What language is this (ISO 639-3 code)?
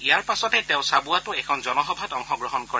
asm